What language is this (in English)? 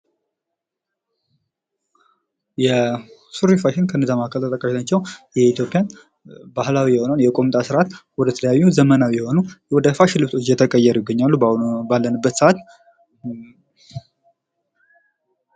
Amharic